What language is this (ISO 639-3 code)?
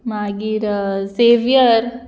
kok